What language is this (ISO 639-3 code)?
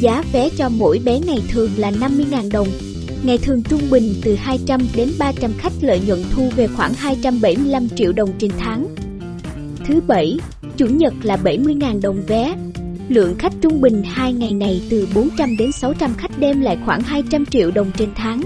vie